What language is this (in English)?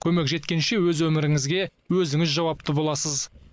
Kazakh